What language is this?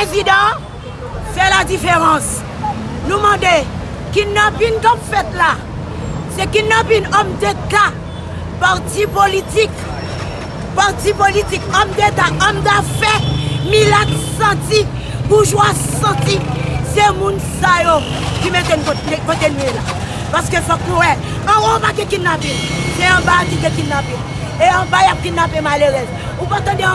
French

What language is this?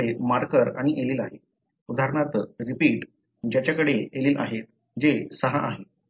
Marathi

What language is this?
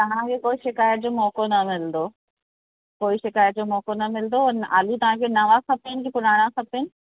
Sindhi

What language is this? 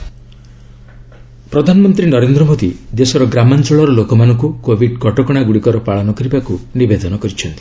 Odia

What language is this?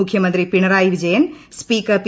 Malayalam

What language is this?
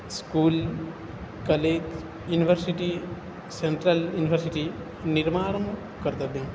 Sanskrit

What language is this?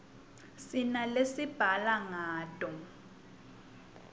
Swati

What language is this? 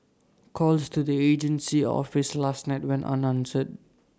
English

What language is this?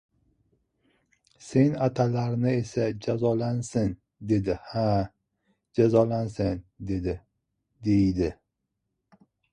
Uzbek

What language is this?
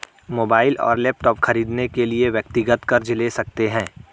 Hindi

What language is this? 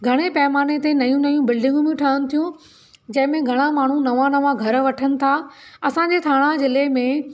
Sindhi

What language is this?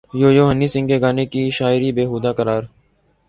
Urdu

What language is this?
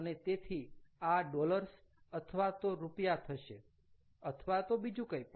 Gujarati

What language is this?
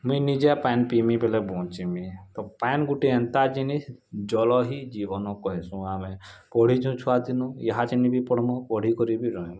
Odia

